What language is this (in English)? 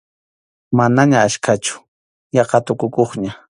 Arequipa-La Unión Quechua